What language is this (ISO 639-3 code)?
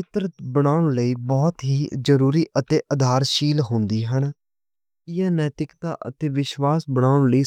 lah